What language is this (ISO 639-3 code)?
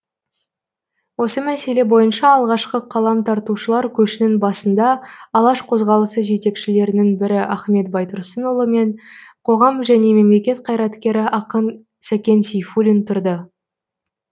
kaz